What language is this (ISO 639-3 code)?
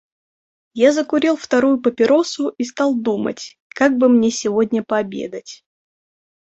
rus